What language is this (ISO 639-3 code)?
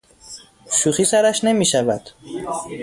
fas